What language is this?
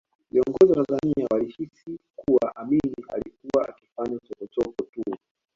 Swahili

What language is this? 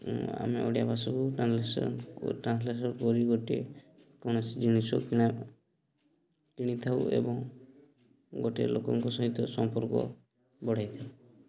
Odia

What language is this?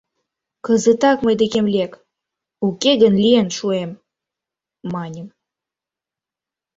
Mari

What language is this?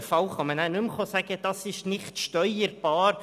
Swiss German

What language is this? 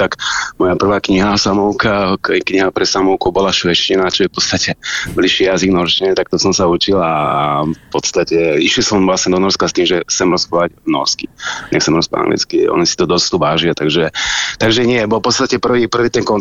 Slovak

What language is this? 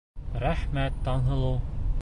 Bashkir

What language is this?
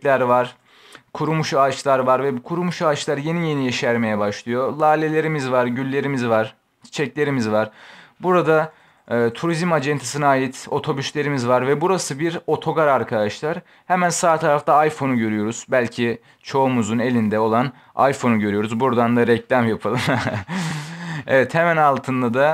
Turkish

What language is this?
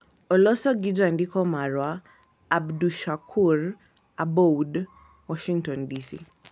Luo (Kenya and Tanzania)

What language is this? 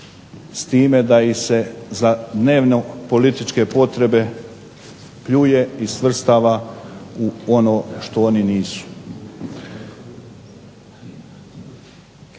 Croatian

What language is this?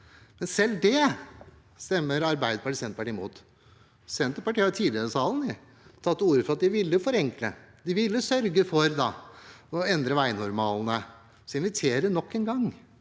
Norwegian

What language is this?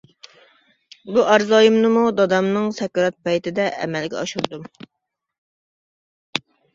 Uyghur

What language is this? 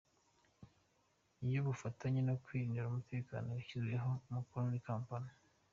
Kinyarwanda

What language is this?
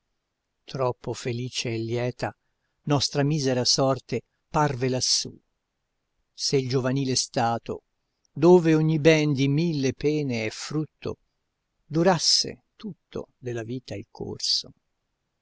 Italian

